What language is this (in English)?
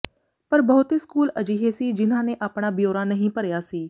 Punjabi